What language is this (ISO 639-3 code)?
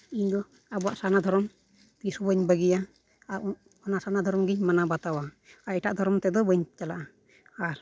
sat